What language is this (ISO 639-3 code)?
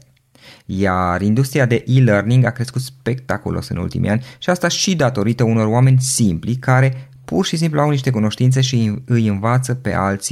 ron